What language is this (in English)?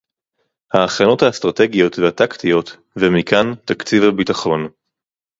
Hebrew